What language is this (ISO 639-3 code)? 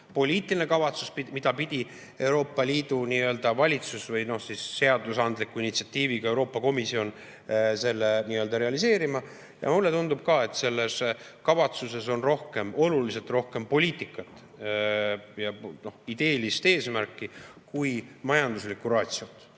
est